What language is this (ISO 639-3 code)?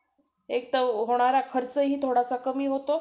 mar